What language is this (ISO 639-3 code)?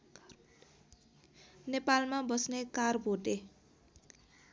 nep